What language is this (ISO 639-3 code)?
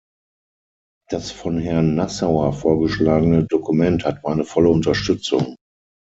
deu